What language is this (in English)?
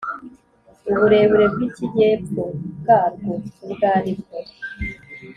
Kinyarwanda